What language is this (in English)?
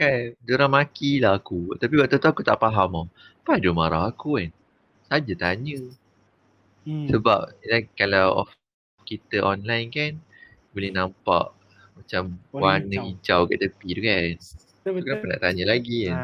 Malay